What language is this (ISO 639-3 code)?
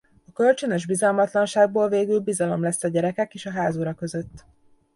hun